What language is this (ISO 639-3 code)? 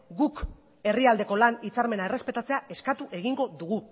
eus